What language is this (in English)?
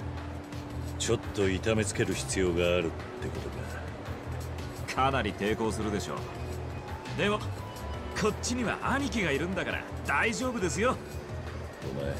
Japanese